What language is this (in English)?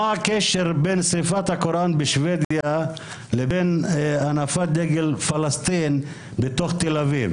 Hebrew